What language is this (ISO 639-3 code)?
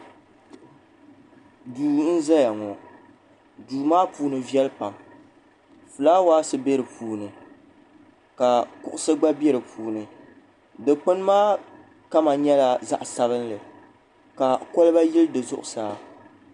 dag